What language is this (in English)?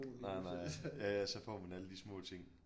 Danish